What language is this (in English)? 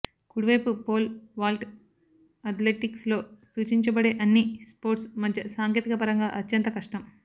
Telugu